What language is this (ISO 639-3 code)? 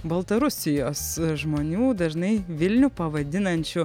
lit